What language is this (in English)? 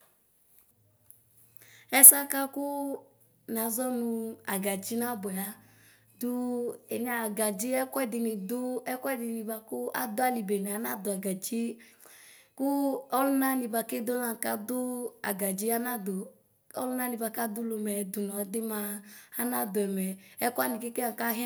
Ikposo